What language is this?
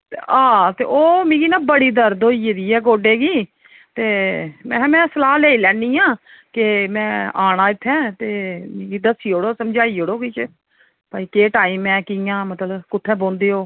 Dogri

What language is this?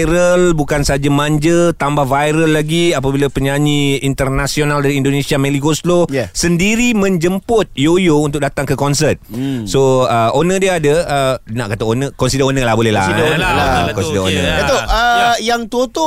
Malay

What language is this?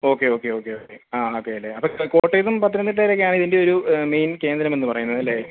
Malayalam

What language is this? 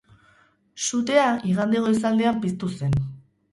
Basque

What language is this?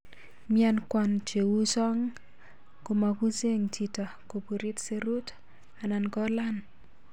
Kalenjin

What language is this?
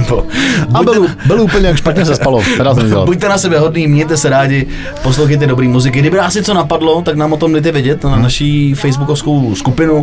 Czech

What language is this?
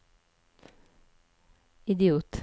Norwegian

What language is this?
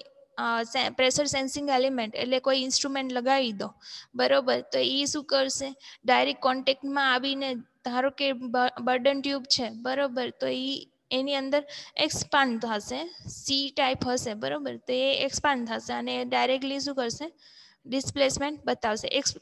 Gujarati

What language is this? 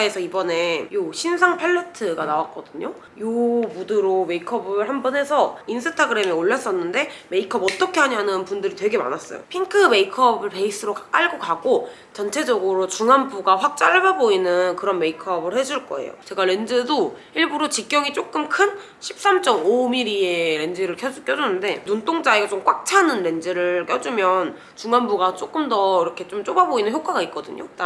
Korean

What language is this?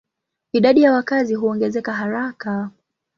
Swahili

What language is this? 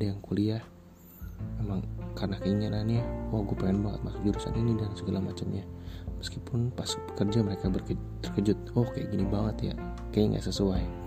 Indonesian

